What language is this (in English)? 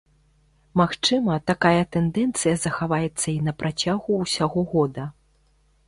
Belarusian